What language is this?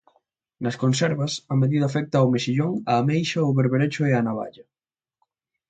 Galician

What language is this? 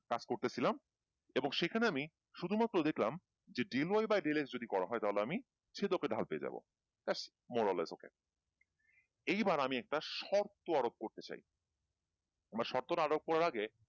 Bangla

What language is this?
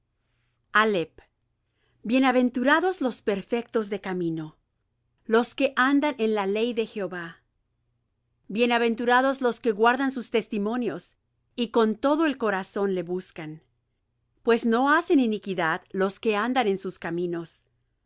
Spanish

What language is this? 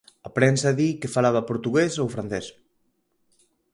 Galician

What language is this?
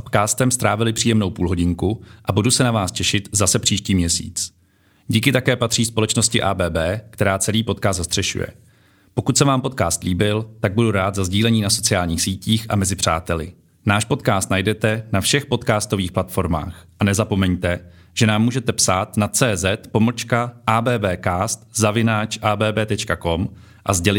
Czech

